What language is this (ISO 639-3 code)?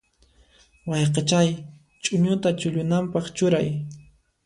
qxp